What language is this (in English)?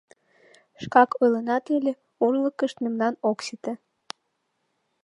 Mari